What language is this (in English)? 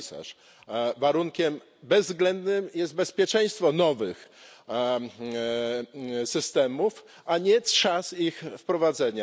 Polish